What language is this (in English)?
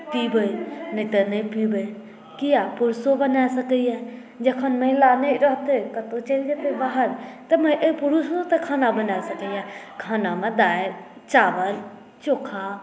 Maithili